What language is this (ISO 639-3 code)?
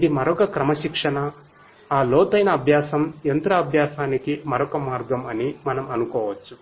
tel